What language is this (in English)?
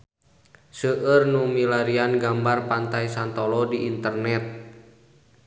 Sundanese